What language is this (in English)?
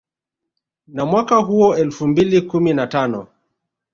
Swahili